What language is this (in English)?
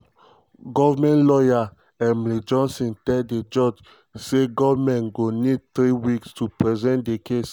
Nigerian Pidgin